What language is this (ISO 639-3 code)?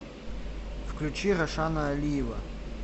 rus